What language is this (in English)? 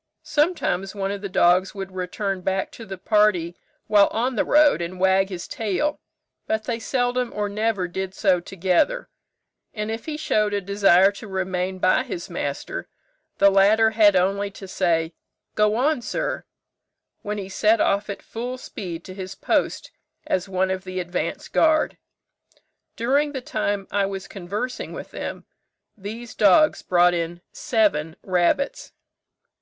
English